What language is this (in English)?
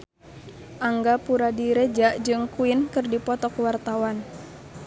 Sundanese